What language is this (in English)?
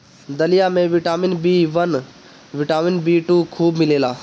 Bhojpuri